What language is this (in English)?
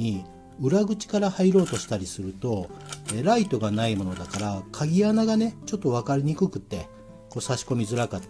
Japanese